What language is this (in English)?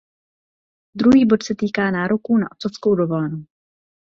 Czech